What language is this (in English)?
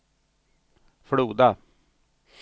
Swedish